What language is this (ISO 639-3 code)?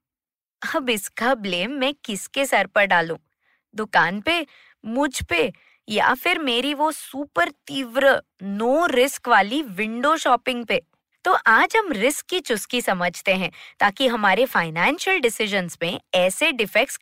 hin